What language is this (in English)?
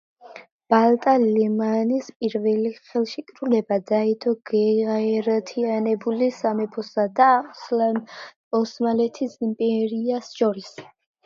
Georgian